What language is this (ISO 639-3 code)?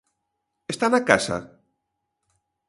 glg